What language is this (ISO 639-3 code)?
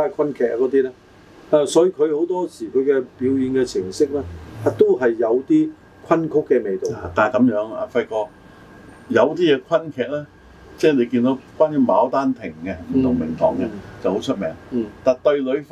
zho